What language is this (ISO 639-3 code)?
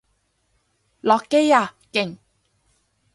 yue